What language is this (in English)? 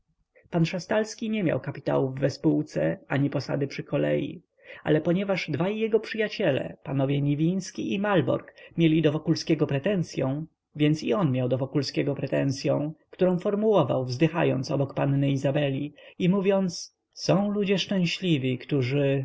Polish